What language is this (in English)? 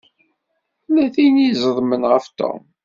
Kabyle